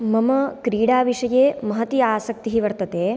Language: Sanskrit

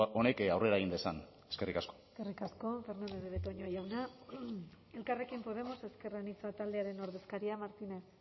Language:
Basque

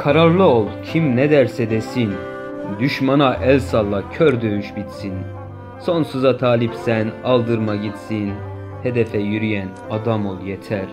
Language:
Turkish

